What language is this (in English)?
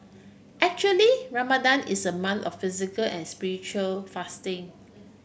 English